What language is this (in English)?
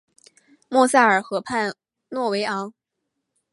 Chinese